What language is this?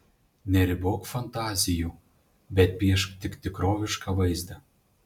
Lithuanian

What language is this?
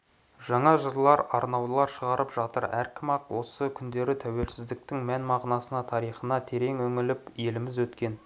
Kazakh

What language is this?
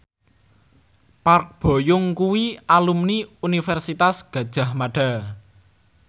Javanese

